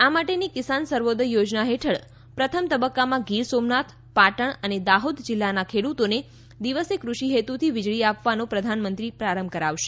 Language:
Gujarati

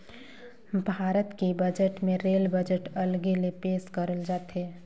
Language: Chhattisgarhi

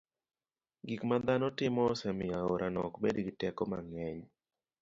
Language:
Luo (Kenya and Tanzania)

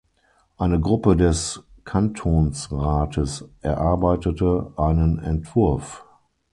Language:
German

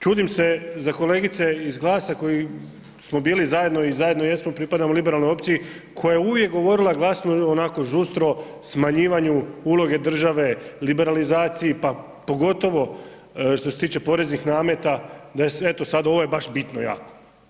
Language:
Croatian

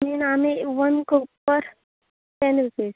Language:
Konkani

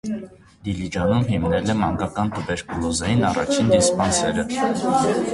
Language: Armenian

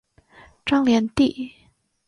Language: Chinese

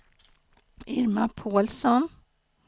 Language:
Swedish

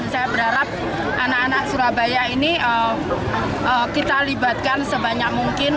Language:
Indonesian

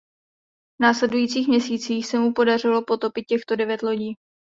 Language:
Czech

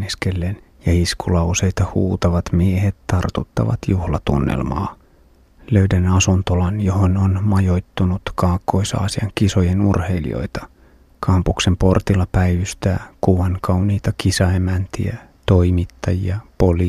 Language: Finnish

